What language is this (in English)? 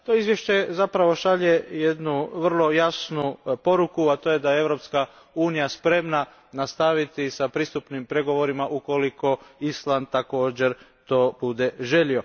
Croatian